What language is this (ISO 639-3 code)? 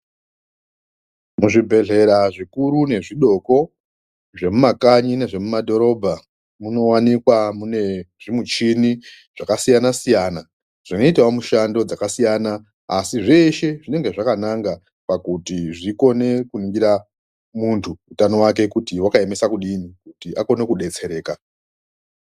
ndc